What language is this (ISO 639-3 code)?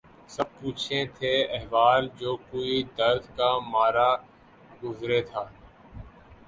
urd